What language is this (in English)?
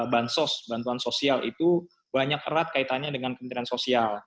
Indonesian